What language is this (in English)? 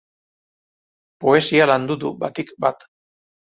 Basque